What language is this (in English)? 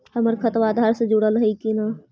Magahi